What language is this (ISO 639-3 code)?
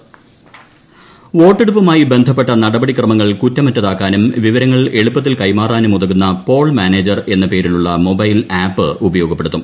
mal